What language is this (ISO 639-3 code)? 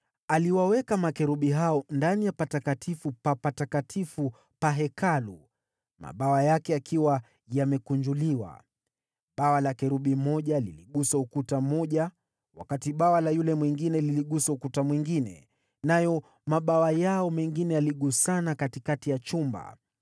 swa